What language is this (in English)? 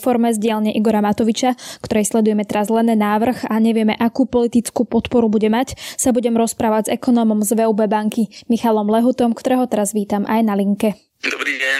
Slovak